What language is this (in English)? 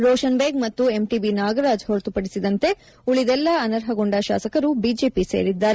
Kannada